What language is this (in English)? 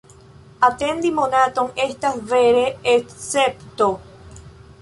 Esperanto